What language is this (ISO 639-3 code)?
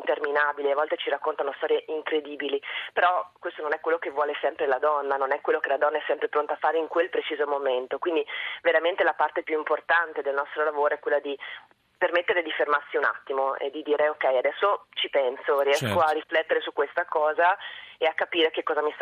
ita